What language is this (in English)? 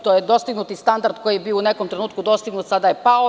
Serbian